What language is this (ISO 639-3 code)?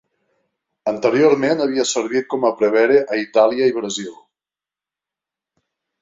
cat